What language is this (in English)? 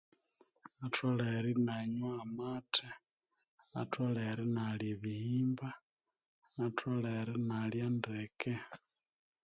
Konzo